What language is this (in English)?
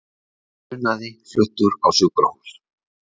Icelandic